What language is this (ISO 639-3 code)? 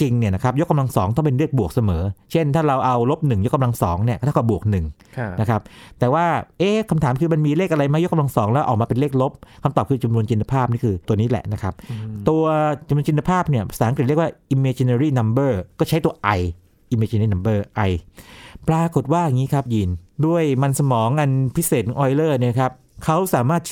tha